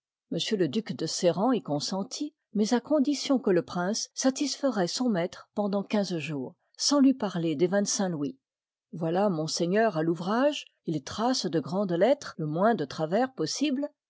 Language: French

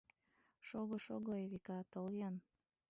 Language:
Mari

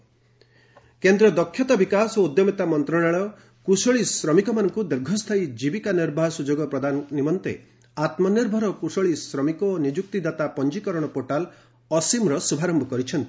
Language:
Odia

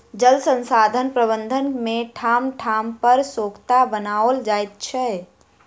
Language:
Maithili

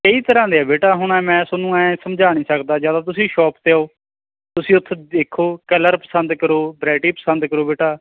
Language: Punjabi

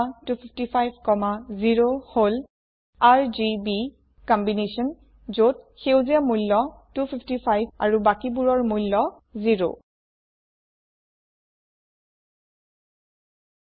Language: Assamese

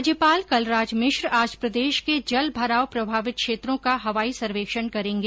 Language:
Hindi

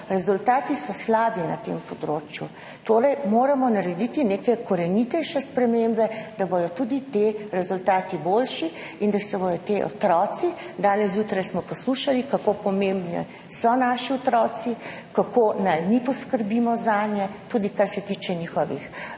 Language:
Slovenian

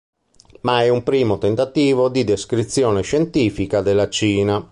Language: Italian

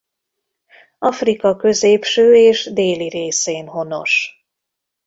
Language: Hungarian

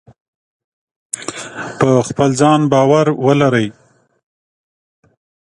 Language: Pashto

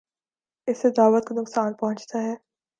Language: Urdu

